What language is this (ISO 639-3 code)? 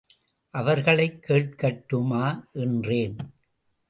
tam